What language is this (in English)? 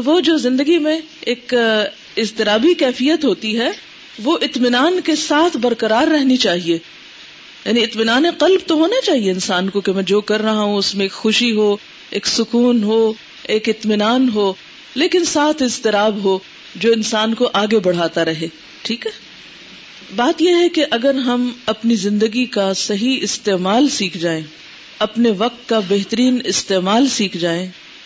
Urdu